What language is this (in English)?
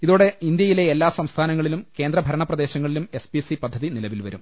Malayalam